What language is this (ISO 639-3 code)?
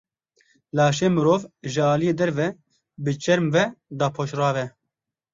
kur